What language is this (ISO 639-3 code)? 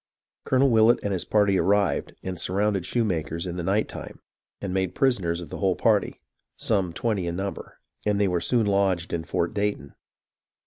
eng